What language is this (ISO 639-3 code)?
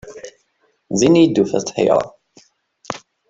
kab